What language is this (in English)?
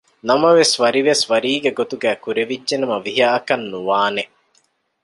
Divehi